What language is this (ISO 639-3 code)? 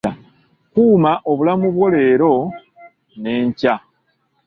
lug